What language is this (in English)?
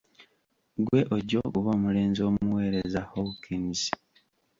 Ganda